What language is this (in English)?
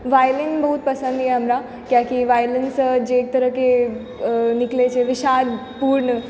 Maithili